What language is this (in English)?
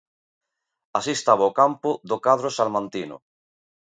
Galician